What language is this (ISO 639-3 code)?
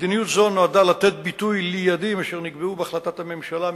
heb